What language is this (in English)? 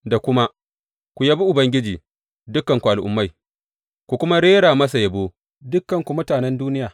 Hausa